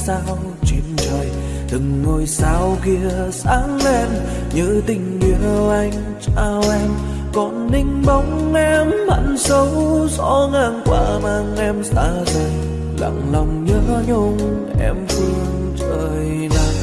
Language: Vietnamese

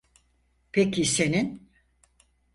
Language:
Turkish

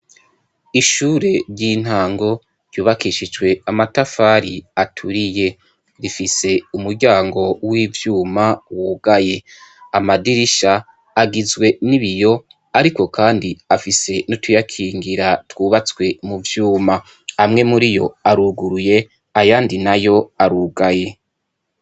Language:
Rundi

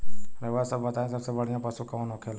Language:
Bhojpuri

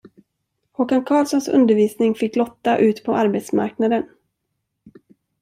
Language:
Swedish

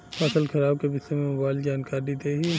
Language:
Bhojpuri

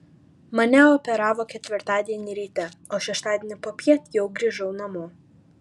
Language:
Lithuanian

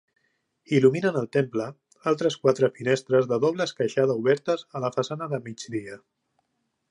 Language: Catalan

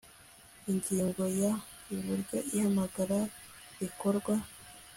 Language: Kinyarwanda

